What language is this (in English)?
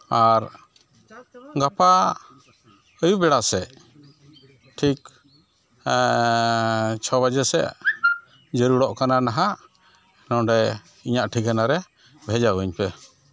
Santali